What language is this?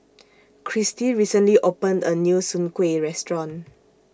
English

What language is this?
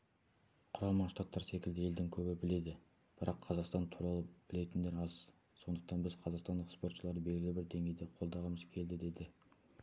Kazakh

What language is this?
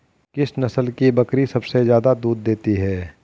Hindi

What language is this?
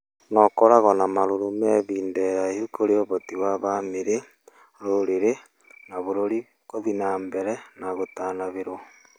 Kikuyu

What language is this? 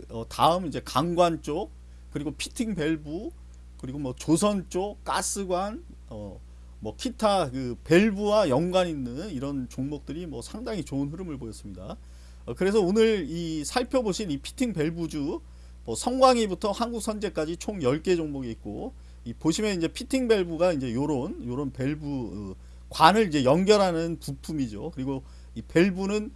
Korean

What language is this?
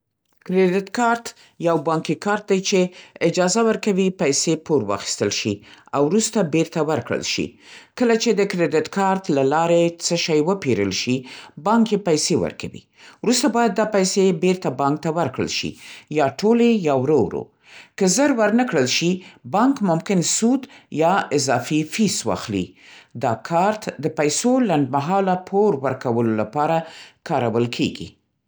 Central Pashto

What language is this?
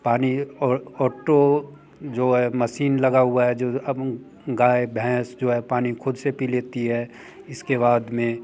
Hindi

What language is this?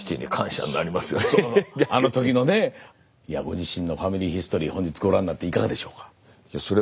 Japanese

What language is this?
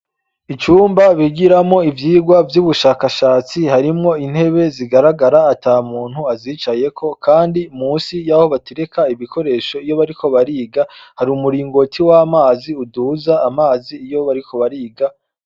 Rundi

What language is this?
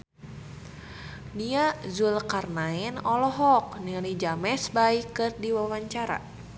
Sundanese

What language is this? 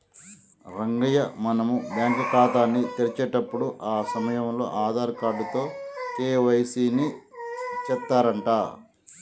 Telugu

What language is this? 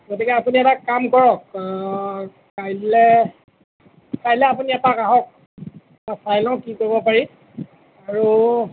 Assamese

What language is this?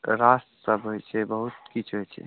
Maithili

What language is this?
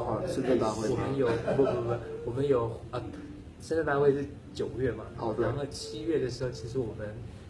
Chinese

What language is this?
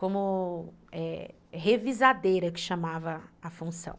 Portuguese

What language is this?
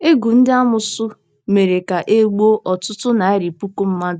Igbo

